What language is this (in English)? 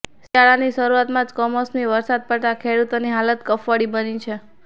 Gujarati